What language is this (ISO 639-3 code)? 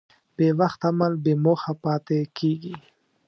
pus